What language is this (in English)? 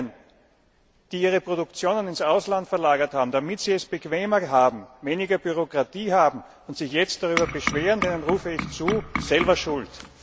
German